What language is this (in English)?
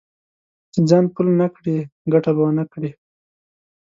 Pashto